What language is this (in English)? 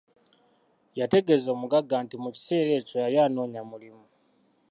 Ganda